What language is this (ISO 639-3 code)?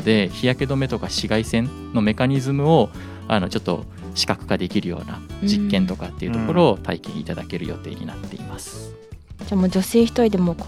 jpn